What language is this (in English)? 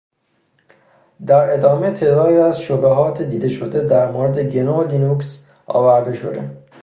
Persian